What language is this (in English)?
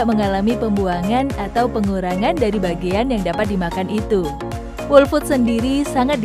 Indonesian